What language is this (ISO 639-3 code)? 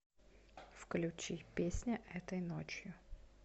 rus